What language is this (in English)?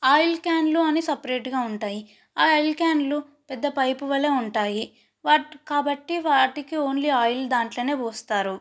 Telugu